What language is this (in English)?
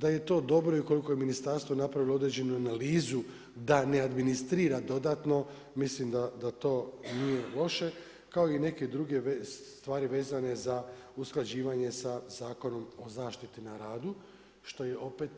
Croatian